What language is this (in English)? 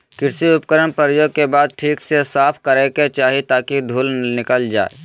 Magahi